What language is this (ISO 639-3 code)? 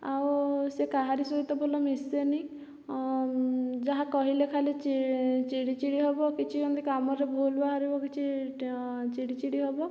ori